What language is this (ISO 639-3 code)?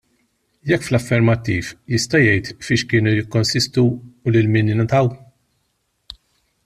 mlt